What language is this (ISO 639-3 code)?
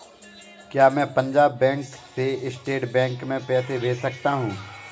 hin